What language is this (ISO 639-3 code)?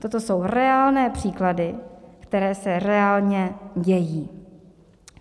ces